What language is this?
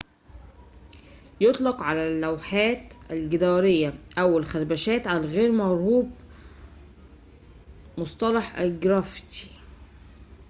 Arabic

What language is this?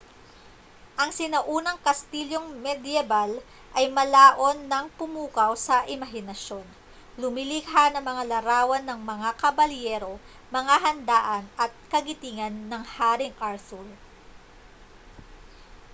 Filipino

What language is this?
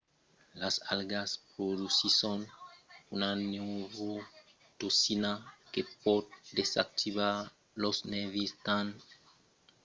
Occitan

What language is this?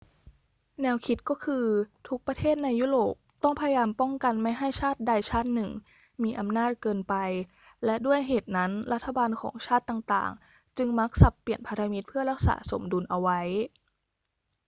Thai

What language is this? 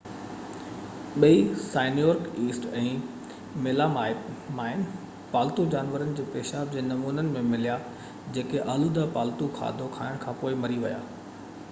Sindhi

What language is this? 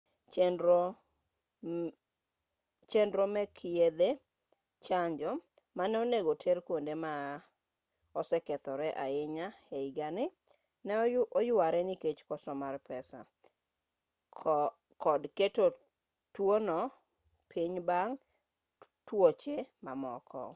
Luo (Kenya and Tanzania)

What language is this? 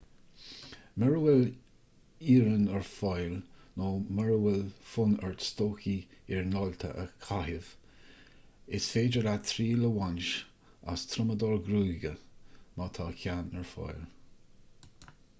Irish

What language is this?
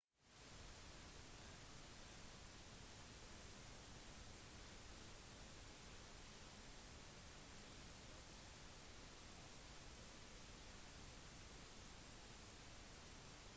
Norwegian Bokmål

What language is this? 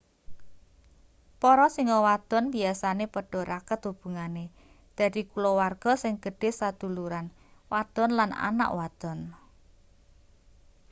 Javanese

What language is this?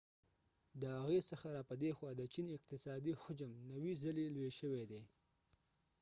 Pashto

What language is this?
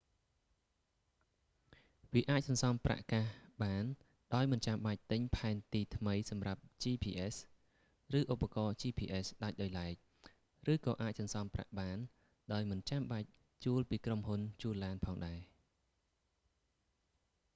Khmer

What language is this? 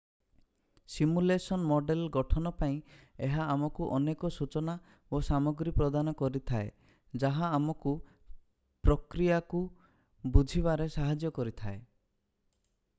Odia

